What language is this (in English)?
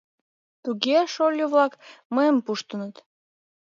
Mari